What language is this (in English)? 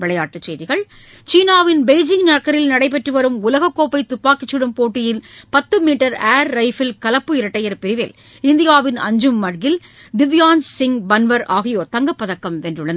Tamil